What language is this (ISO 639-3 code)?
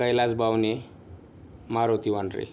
mar